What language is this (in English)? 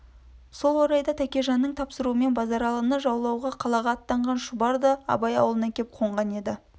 Kazakh